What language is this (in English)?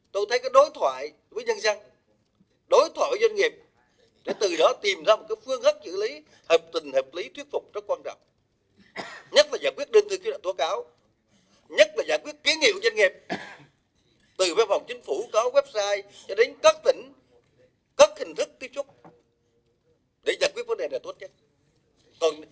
Vietnamese